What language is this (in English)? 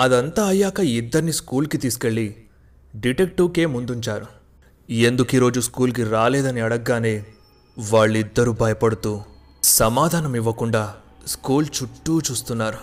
Telugu